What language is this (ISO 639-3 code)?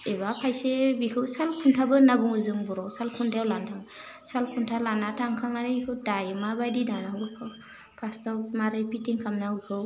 brx